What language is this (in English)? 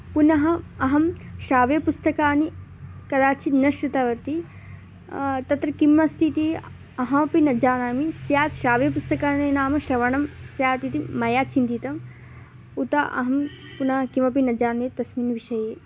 Sanskrit